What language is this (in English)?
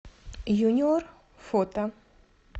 Russian